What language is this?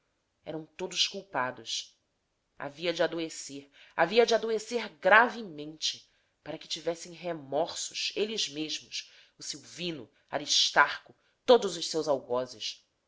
Portuguese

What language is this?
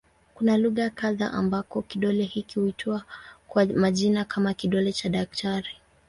Swahili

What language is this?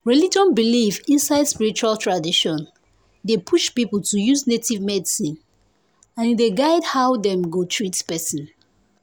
Nigerian Pidgin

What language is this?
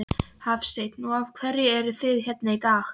Icelandic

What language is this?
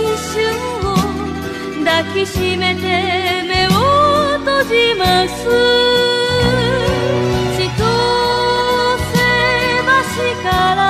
Japanese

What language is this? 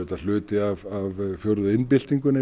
Icelandic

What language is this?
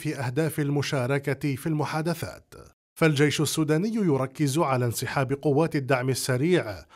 Arabic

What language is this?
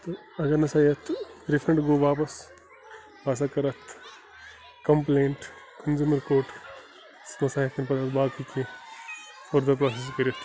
Kashmiri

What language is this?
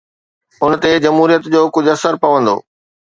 Sindhi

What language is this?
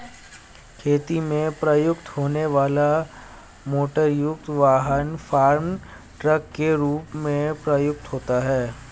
Hindi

